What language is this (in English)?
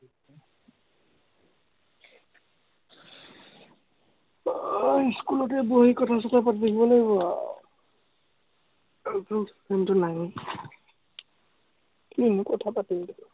Assamese